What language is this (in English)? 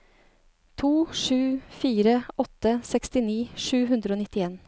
Norwegian